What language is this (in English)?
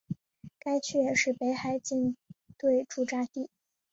Chinese